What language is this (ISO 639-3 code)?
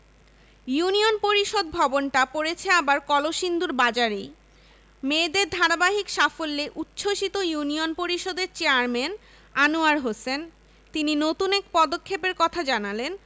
ben